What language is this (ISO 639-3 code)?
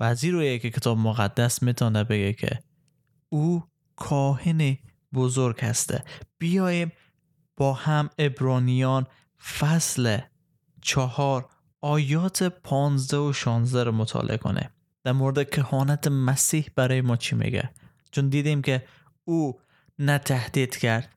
fas